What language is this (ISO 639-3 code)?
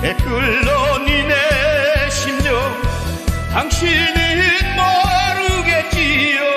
kor